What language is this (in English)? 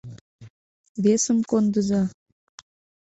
Mari